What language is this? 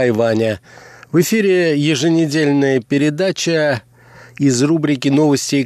Russian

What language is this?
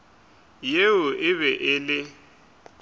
Northern Sotho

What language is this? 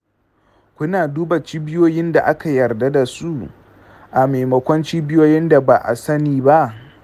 Hausa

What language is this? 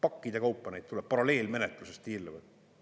Estonian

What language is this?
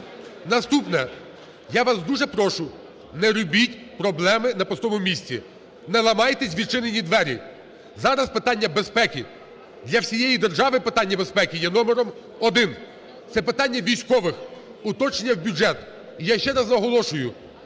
Ukrainian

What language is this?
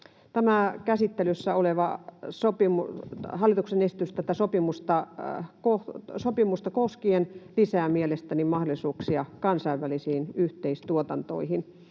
Finnish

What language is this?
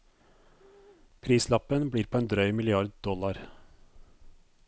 Norwegian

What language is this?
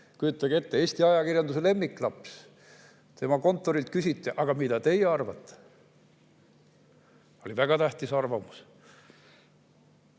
Estonian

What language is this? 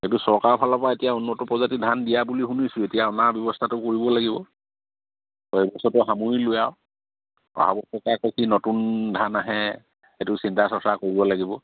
Assamese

